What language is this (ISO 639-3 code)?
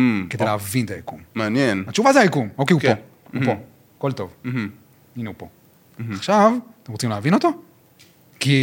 heb